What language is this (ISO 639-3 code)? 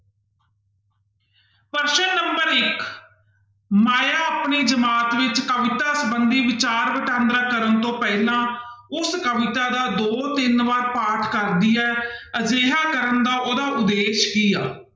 pan